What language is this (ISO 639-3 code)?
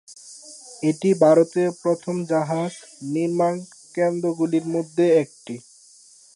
ben